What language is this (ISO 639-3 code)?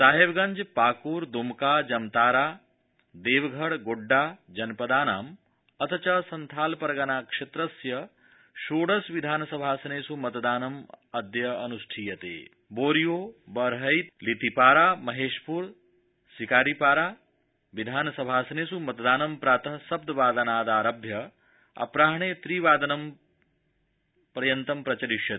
san